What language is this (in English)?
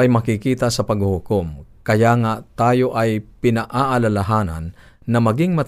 Filipino